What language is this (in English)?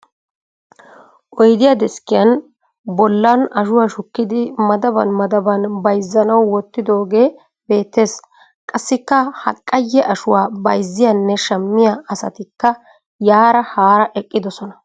Wolaytta